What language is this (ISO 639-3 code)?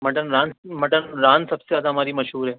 urd